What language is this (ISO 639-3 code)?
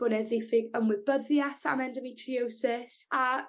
cym